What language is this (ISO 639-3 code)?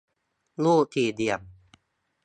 tha